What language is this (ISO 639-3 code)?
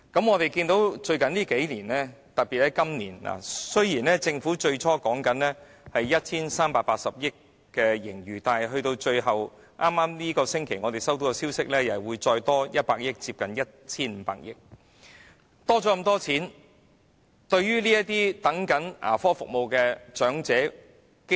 yue